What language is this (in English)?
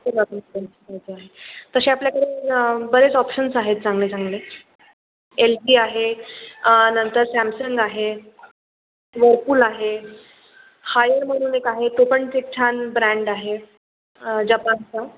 Marathi